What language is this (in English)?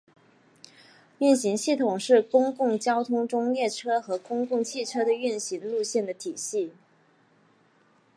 Chinese